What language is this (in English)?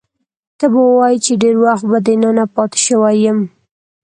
Pashto